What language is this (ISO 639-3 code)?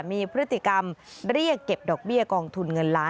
tha